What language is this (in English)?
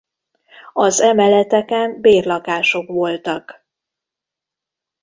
Hungarian